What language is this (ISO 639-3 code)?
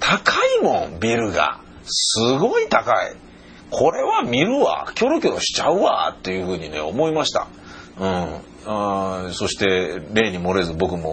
jpn